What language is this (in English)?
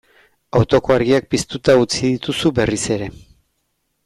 Basque